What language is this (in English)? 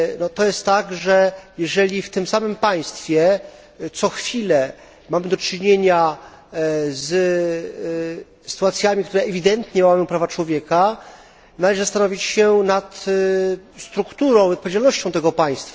Polish